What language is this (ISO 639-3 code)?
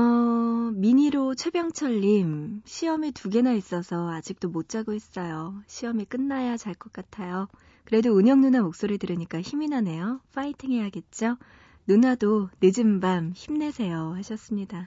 kor